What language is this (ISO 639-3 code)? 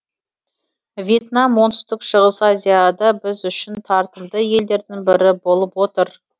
kaz